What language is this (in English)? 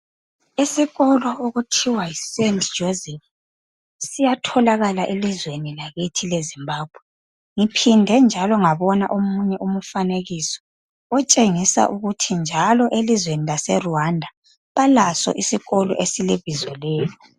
North Ndebele